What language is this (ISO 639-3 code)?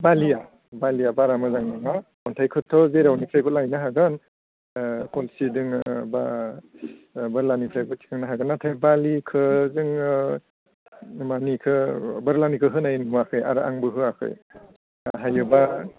brx